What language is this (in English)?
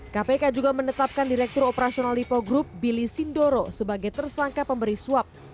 Indonesian